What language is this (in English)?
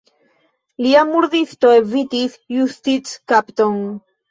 Esperanto